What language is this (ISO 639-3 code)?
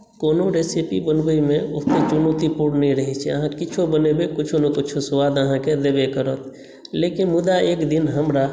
mai